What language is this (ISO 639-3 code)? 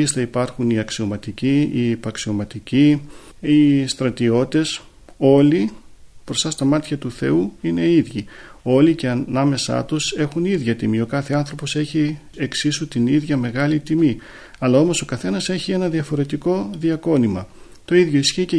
ell